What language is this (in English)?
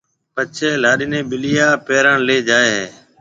Marwari (Pakistan)